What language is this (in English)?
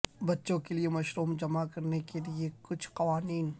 Urdu